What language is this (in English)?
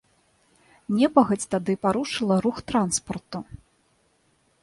Belarusian